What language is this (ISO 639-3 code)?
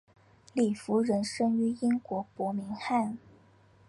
zho